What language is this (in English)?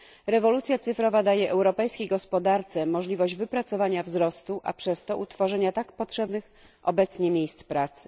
Polish